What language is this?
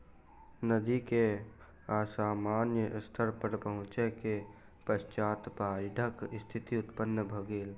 Maithili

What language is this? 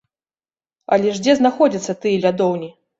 Belarusian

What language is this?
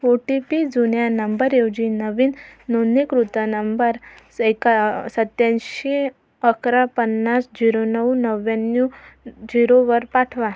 Marathi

